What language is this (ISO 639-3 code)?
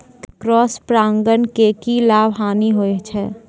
mai